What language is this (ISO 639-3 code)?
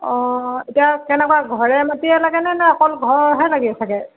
asm